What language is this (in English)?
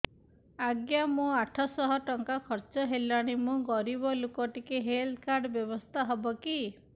Odia